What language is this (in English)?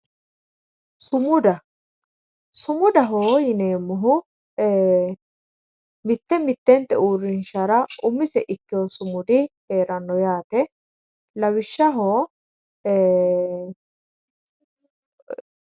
Sidamo